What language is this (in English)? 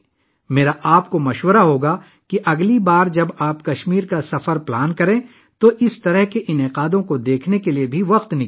Urdu